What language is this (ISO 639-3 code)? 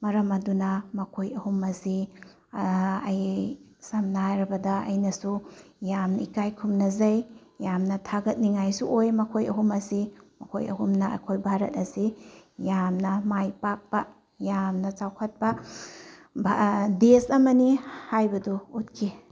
mni